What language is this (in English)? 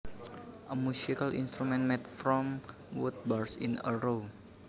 Javanese